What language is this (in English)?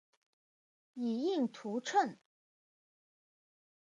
Chinese